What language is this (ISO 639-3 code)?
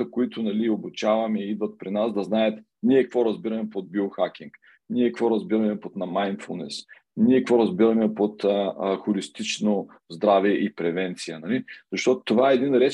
bul